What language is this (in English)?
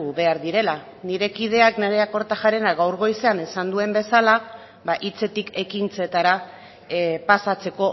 Basque